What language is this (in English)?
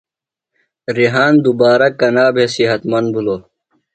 Phalura